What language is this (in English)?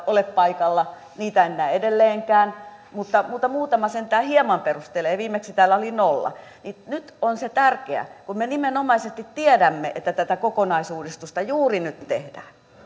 Finnish